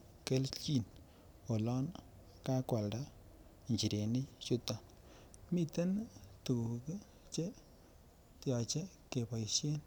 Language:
Kalenjin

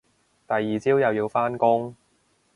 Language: Cantonese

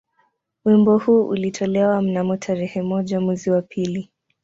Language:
Swahili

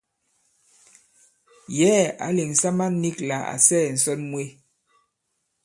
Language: Bankon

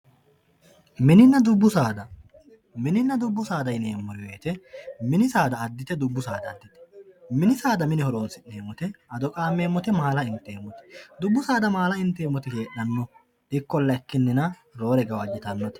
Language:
Sidamo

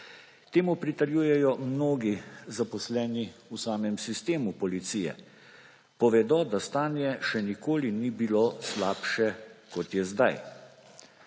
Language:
Slovenian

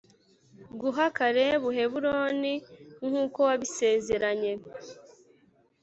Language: Kinyarwanda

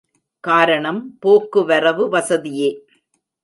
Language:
Tamil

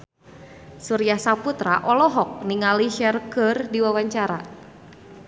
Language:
Sundanese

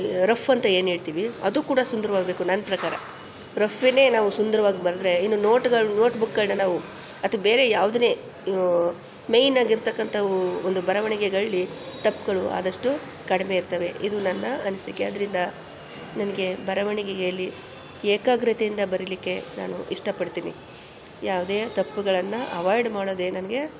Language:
Kannada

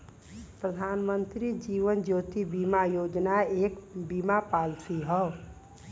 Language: Bhojpuri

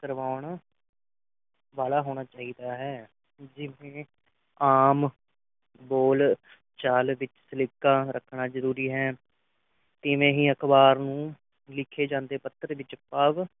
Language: Punjabi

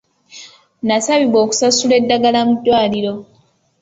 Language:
Ganda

